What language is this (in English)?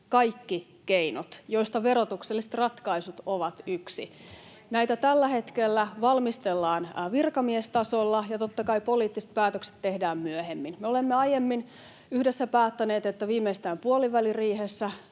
Finnish